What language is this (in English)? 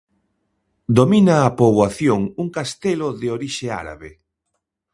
Galician